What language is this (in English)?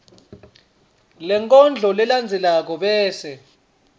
Swati